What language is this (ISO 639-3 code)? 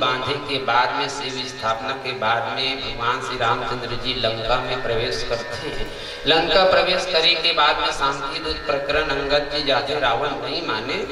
hin